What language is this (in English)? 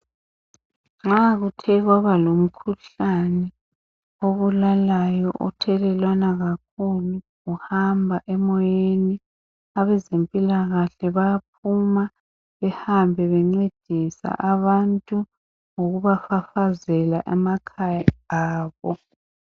North Ndebele